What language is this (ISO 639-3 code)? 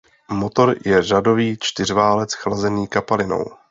ces